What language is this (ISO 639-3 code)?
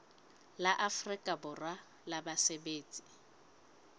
sot